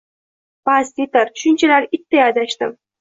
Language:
Uzbek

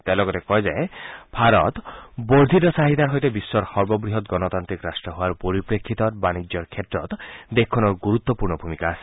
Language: Assamese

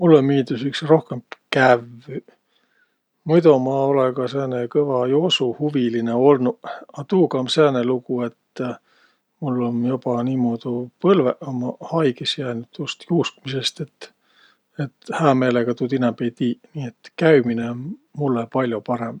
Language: Võro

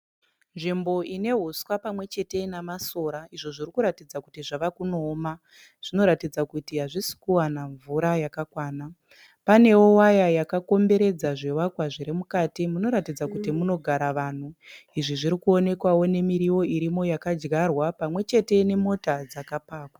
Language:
Shona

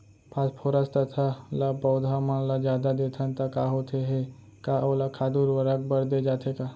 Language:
Chhattisgarhi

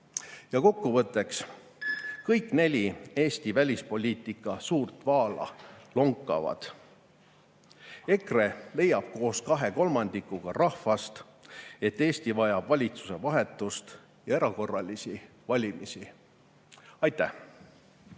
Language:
Estonian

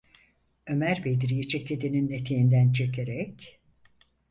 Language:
Turkish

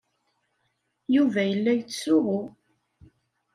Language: Kabyle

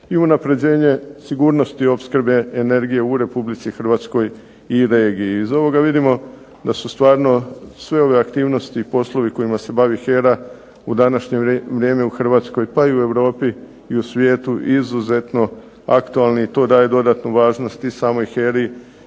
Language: Croatian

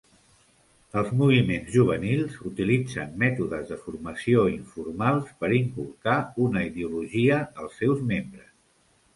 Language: Catalan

